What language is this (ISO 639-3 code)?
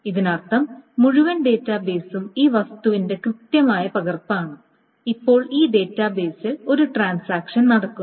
mal